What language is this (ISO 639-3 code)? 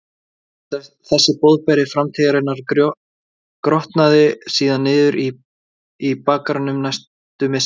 isl